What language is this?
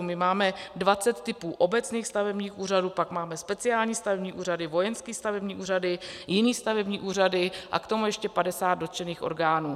Czech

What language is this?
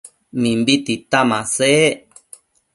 Matsés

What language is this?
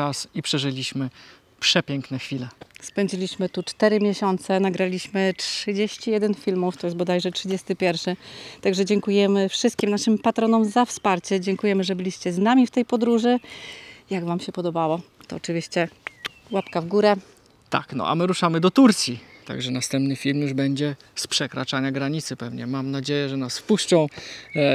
Polish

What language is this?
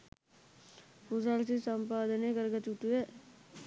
Sinhala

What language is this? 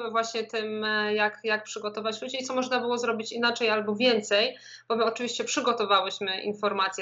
Polish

